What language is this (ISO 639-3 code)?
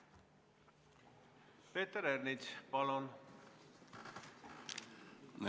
est